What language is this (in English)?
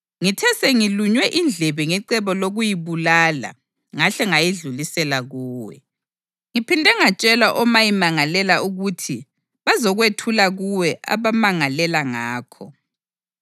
North Ndebele